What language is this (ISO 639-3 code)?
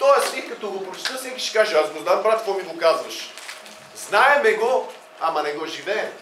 bul